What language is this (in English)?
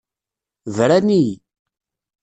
Kabyle